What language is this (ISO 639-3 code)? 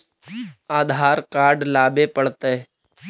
mag